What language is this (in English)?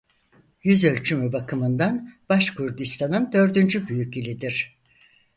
Turkish